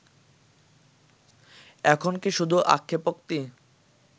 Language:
Bangla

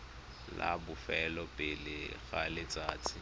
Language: Tswana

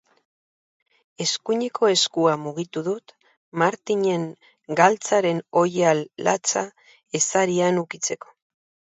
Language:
Basque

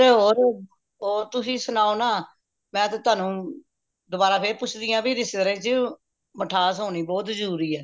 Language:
Punjabi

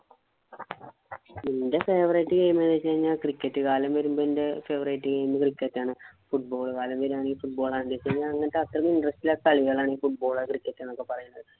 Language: Malayalam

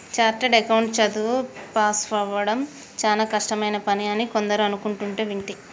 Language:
Telugu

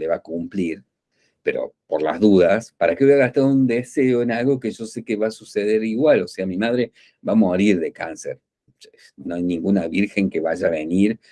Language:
Spanish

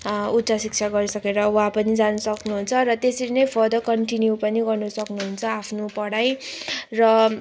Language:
Nepali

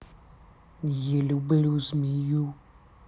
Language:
Russian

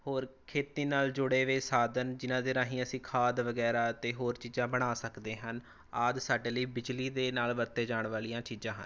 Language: Punjabi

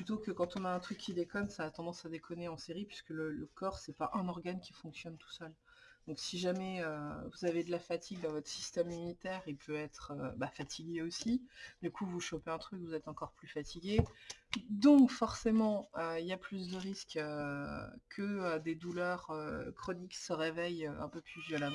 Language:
French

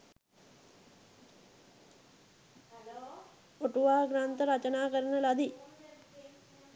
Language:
Sinhala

